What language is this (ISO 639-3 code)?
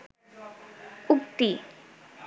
ben